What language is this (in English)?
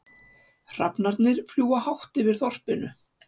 Icelandic